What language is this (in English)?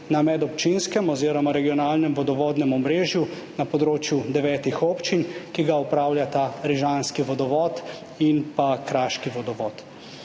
Slovenian